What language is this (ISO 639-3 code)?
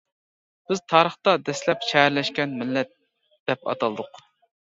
uig